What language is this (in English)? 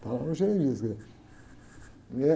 Portuguese